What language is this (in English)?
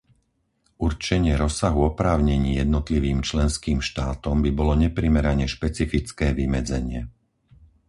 Slovak